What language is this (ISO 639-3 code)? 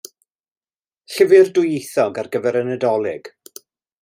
cym